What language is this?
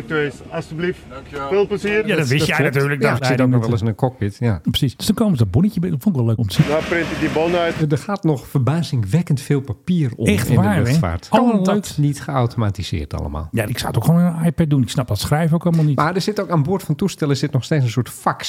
Dutch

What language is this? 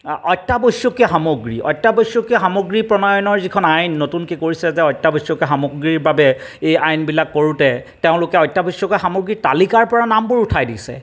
Assamese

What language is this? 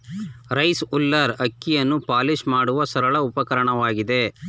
Kannada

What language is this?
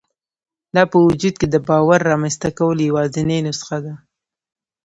Pashto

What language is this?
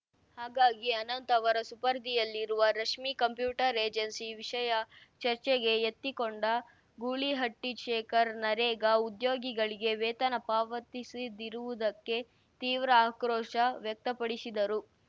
Kannada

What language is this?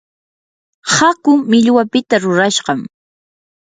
Yanahuanca Pasco Quechua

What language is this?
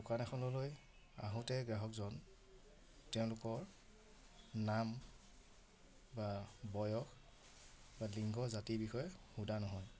Assamese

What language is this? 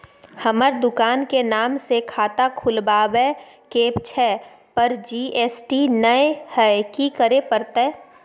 Maithili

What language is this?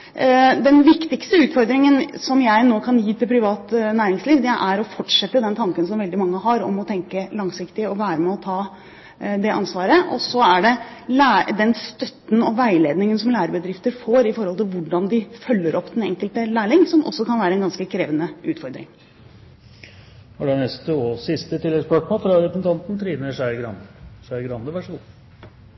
Norwegian Bokmål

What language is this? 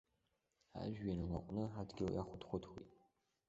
Abkhazian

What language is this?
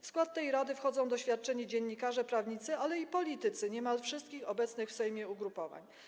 Polish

